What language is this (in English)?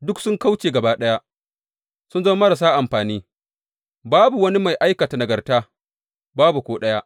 Hausa